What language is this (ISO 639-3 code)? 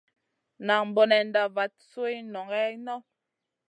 mcn